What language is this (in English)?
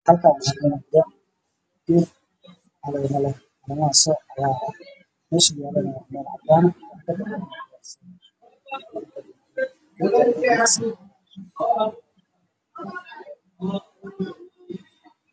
Somali